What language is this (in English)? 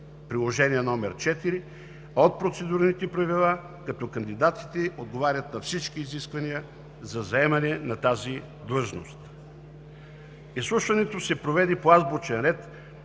Bulgarian